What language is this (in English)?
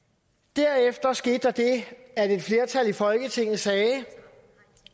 Danish